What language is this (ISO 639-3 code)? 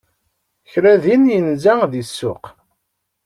kab